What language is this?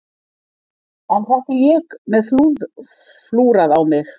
Icelandic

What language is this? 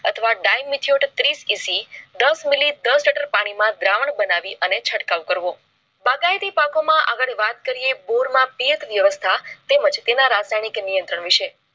Gujarati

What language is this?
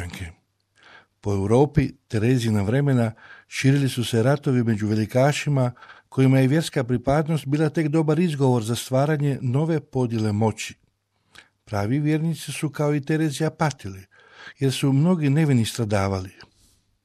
Croatian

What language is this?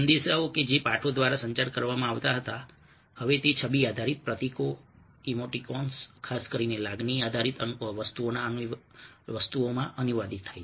Gujarati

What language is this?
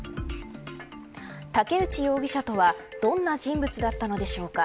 Japanese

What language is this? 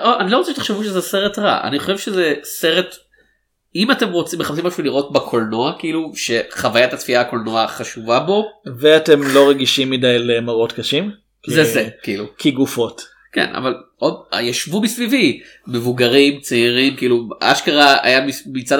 Hebrew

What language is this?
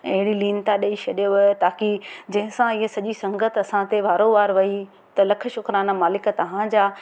Sindhi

